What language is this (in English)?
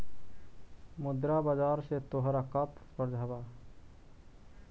Magahi